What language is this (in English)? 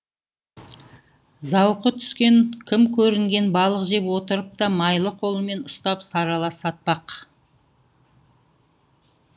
Kazakh